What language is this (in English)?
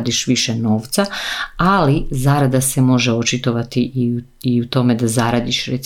Croatian